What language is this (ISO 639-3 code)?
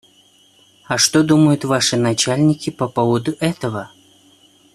rus